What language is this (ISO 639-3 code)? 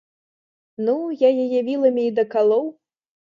bel